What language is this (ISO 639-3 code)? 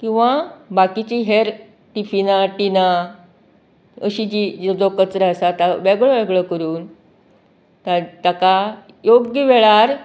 kok